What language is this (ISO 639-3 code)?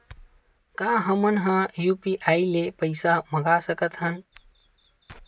hne